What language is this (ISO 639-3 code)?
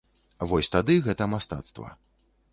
bel